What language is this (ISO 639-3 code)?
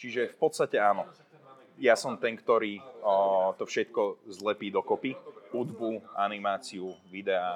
slk